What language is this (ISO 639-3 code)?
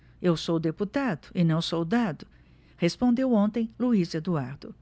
por